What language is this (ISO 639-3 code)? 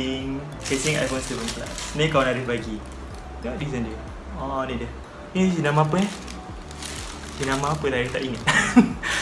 msa